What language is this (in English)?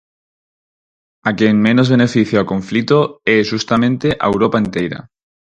Galician